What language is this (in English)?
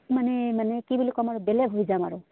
Assamese